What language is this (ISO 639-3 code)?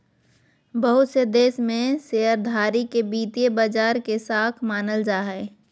mag